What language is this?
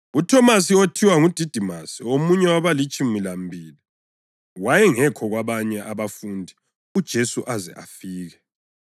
North Ndebele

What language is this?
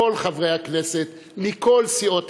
Hebrew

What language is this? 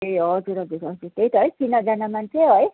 Nepali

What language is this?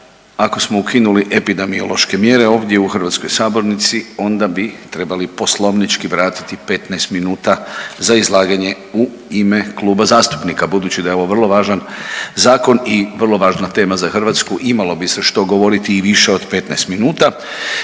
Croatian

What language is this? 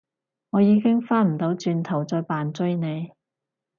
Cantonese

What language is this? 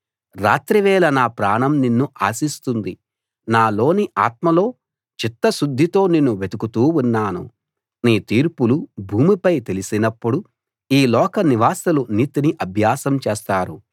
Telugu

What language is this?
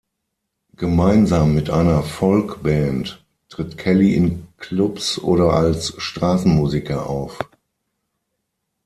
German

